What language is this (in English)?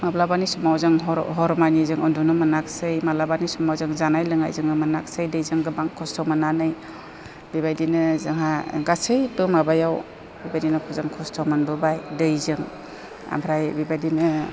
Bodo